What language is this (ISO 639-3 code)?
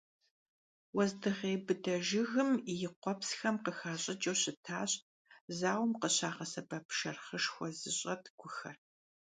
kbd